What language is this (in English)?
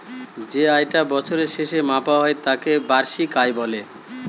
Bangla